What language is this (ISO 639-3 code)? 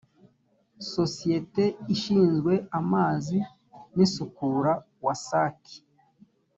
kin